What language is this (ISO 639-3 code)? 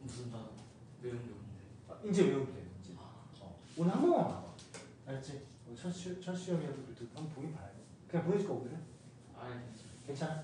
kor